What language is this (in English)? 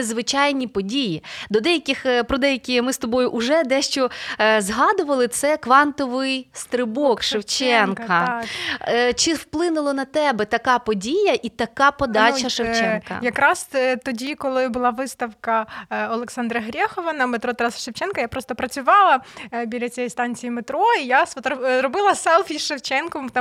Ukrainian